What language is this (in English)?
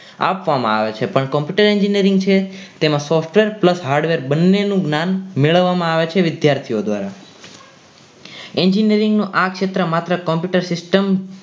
Gujarati